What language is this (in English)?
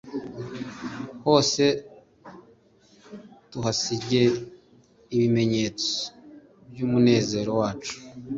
Kinyarwanda